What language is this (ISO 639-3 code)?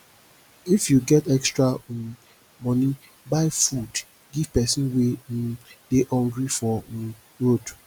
pcm